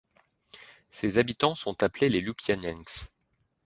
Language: French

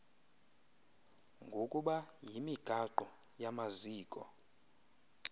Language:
Xhosa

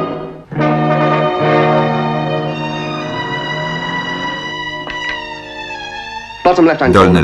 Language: Polish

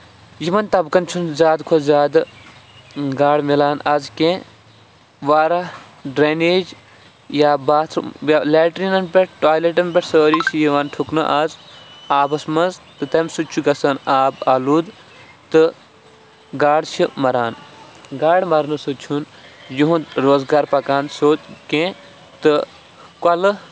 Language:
Kashmiri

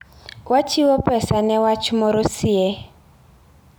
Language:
Luo (Kenya and Tanzania)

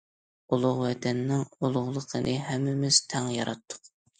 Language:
Uyghur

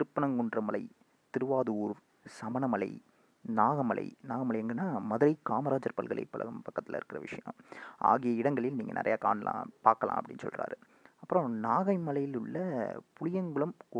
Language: Tamil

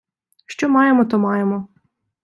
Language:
Ukrainian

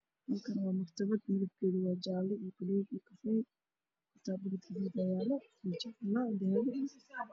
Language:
Somali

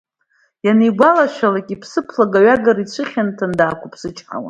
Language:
Abkhazian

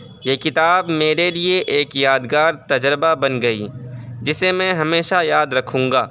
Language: Urdu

